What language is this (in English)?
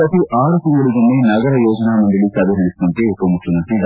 Kannada